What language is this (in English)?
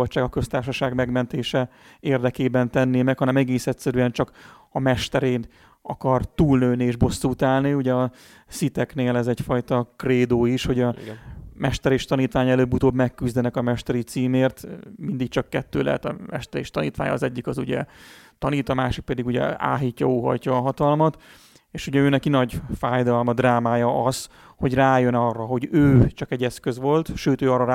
Hungarian